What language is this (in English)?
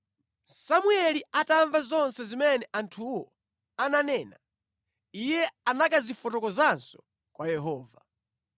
Nyanja